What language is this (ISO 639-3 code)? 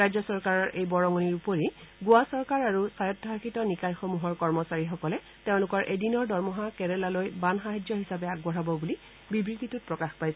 asm